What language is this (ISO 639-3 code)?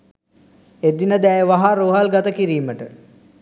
sin